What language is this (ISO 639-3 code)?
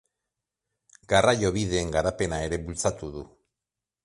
eus